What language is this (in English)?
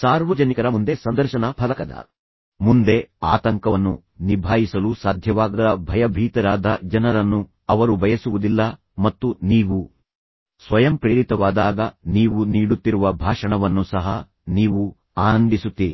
Kannada